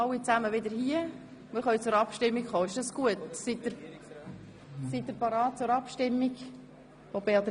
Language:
Swiss German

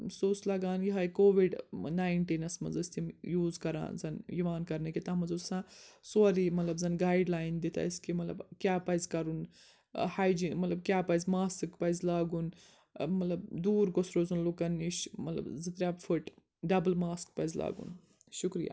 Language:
Kashmiri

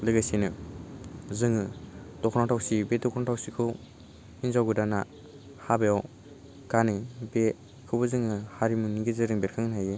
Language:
Bodo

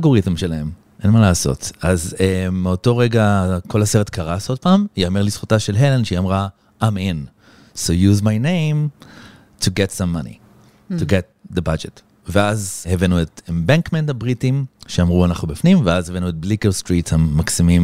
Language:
Hebrew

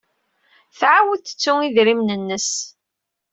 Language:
Kabyle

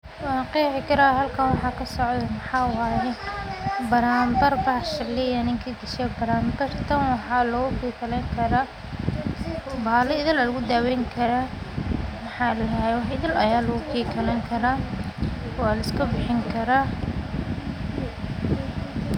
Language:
Somali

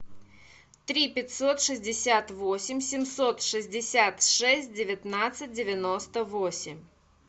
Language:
Russian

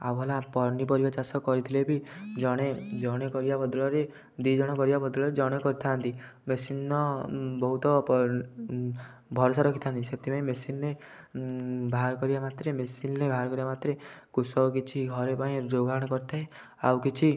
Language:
Odia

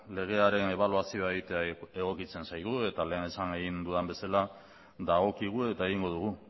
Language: Basque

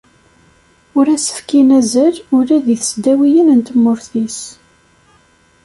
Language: Kabyle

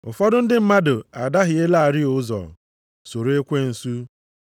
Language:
Igbo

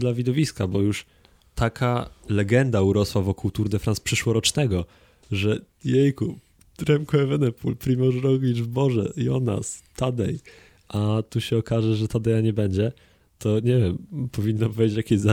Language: Polish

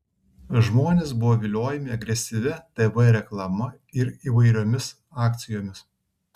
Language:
Lithuanian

